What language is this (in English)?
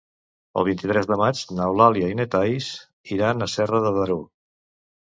Catalan